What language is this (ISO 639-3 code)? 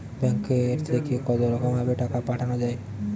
ben